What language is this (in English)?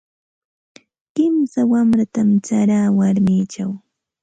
Santa Ana de Tusi Pasco Quechua